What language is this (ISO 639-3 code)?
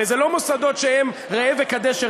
heb